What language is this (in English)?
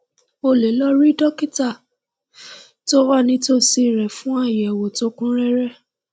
Yoruba